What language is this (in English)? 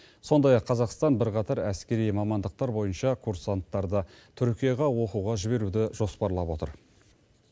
Kazakh